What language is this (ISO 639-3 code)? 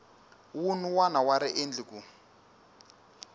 tso